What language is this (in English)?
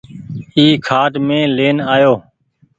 Goaria